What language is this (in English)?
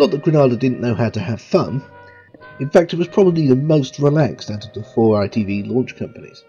English